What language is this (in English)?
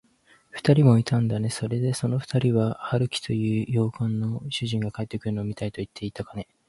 Japanese